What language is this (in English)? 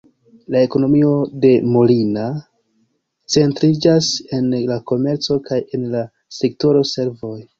Esperanto